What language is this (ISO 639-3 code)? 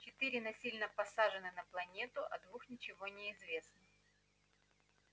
rus